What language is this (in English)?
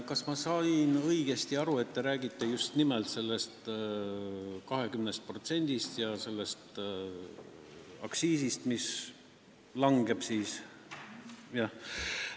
Estonian